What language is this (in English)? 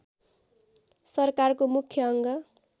Nepali